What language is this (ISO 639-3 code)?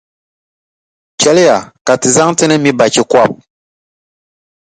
dag